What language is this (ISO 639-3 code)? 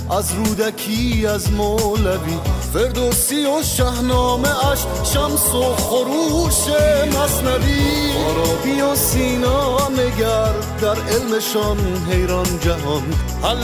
fas